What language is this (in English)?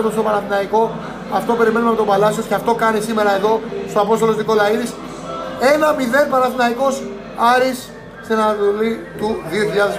Greek